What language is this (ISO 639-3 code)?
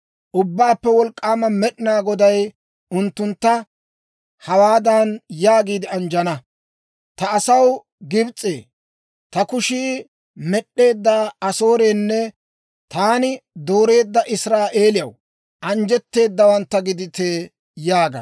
dwr